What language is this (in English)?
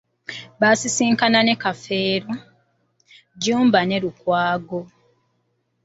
Ganda